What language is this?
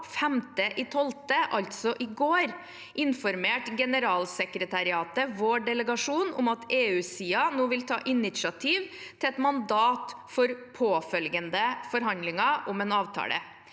Norwegian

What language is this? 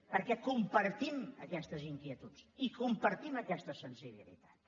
Catalan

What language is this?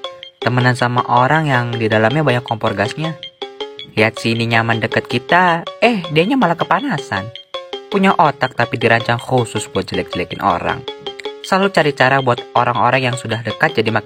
Indonesian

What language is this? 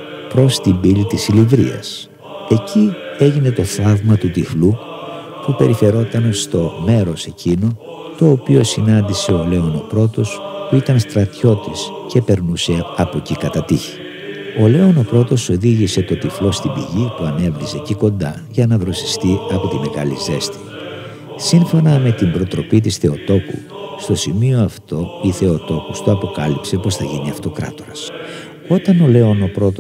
Greek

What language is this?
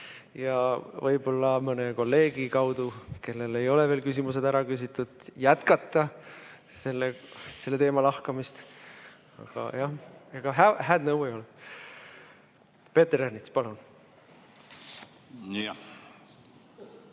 Estonian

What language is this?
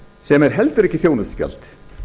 Icelandic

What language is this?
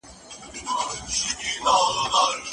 Pashto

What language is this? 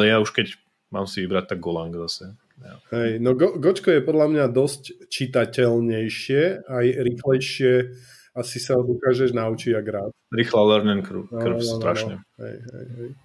Slovak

